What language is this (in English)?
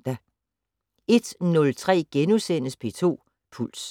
Danish